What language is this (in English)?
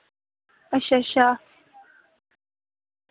Dogri